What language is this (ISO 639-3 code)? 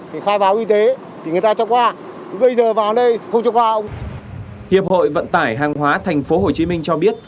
vie